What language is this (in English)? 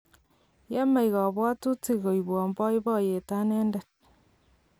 Kalenjin